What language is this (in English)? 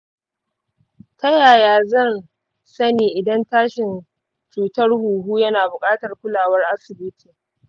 Hausa